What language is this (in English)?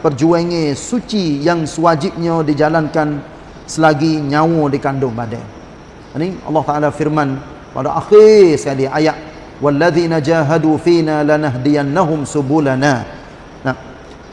Malay